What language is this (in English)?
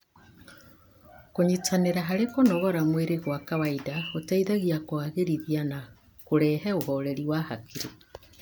Kikuyu